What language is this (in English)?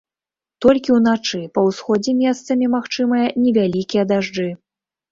Belarusian